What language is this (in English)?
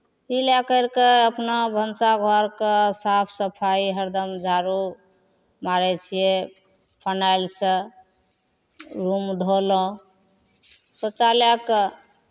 Maithili